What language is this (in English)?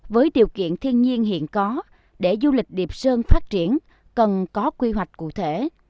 Vietnamese